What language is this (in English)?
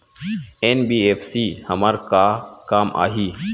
Chhattisgarhi